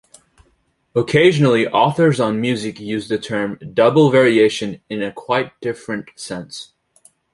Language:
English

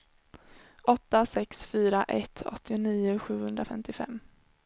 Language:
Swedish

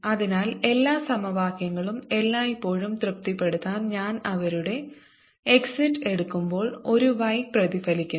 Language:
Malayalam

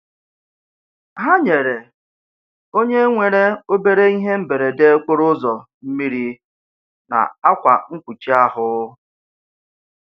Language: Igbo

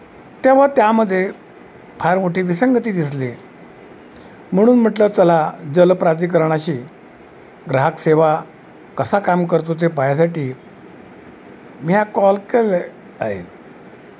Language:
Marathi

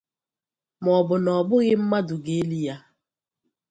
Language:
Igbo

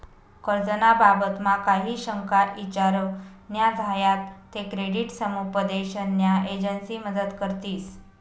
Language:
Marathi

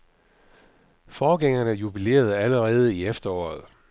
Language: Danish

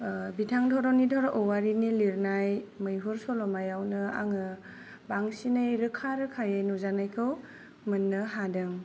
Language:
Bodo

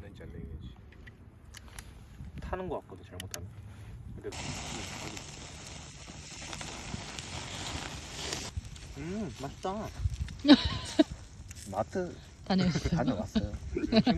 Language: Korean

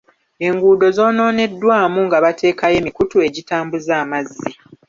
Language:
Ganda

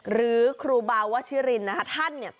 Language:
Thai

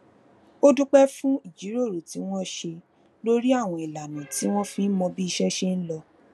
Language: Yoruba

